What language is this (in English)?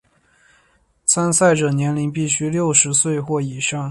Chinese